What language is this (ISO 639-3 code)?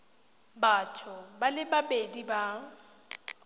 tsn